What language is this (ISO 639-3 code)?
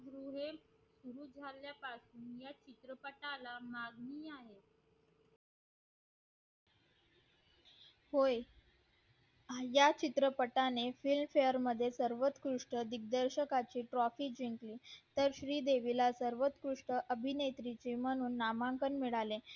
mar